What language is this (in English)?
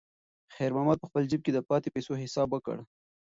Pashto